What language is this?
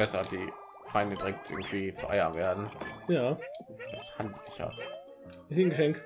German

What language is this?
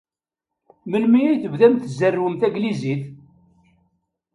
Kabyle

